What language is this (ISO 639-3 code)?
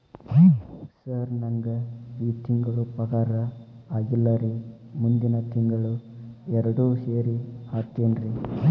kan